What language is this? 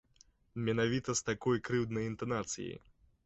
Belarusian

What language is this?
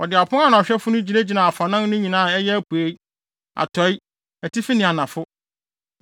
Akan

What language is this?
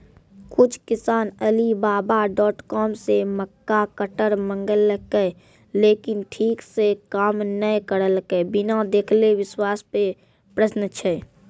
Maithili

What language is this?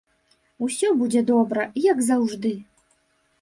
Belarusian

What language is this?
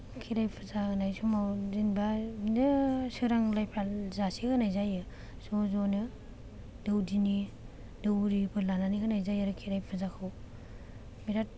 Bodo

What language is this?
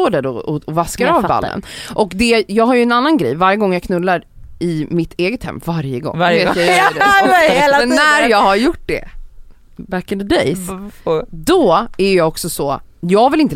Swedish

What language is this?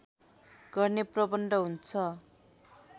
Nepali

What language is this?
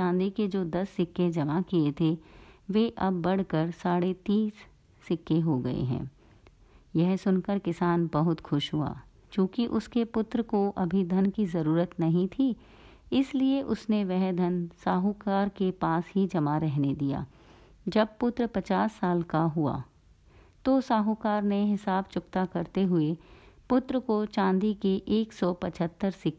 Hindi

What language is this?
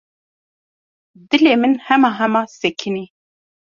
Kurdish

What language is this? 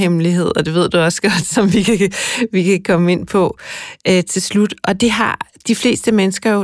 Danish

